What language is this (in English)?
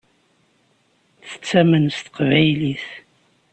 Kabyle